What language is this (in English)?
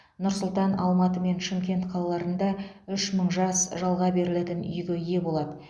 Kazakh